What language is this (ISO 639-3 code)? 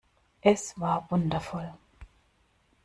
deu